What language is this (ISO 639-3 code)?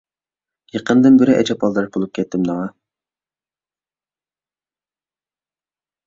uig